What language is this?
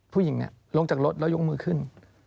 Thai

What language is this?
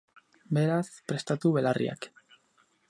Basque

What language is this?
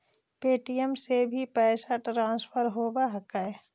Magahi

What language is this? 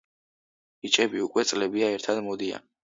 Georgian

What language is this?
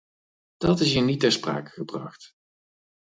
Dutch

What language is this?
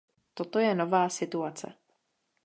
Czech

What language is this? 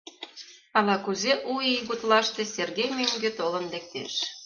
Mari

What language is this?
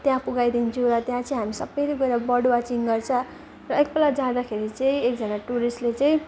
Nepali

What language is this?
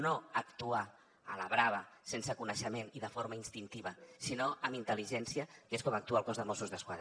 Catalan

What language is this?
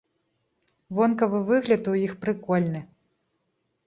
Belarusian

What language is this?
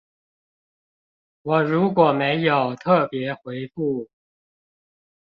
Chinese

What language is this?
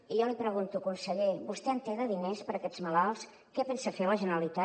Catalan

